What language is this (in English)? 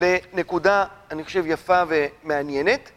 Hebrew